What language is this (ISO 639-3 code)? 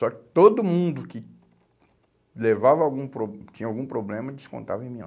por